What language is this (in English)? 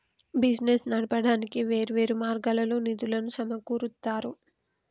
Telugu